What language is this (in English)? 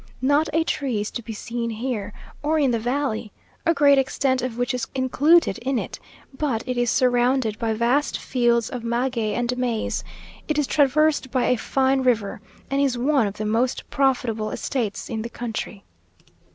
English